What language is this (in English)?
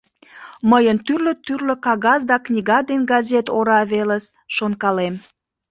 Mari